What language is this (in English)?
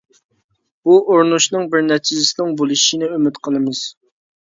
Uyghur